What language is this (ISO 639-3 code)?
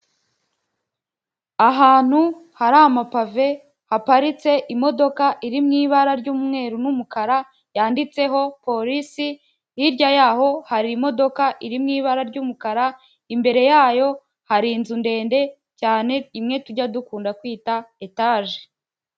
kin